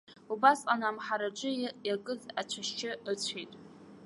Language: Abkhazian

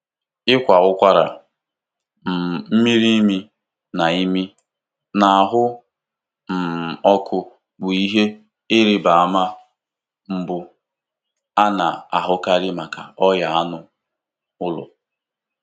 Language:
Igbo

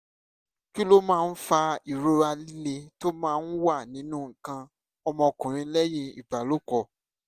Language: Yoruba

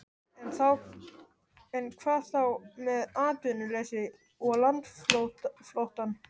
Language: Icelandic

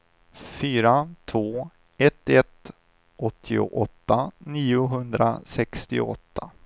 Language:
Swedish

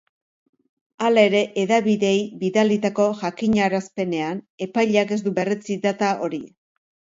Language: Basque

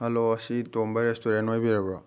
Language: Manipuri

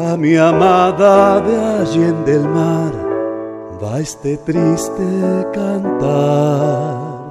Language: Spanish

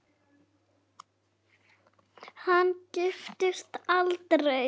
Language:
Icelandic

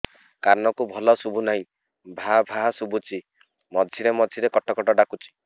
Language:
Odia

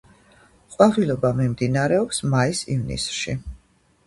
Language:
Georgian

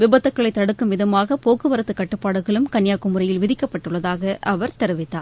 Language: Tamil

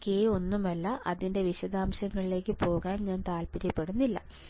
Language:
Malayalam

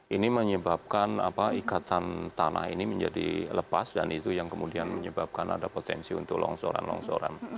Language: Indonesian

